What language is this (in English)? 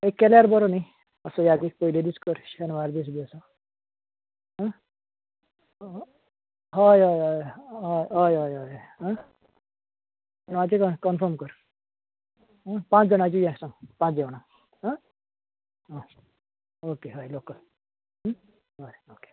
Konkani